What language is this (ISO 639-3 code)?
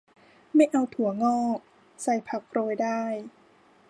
tha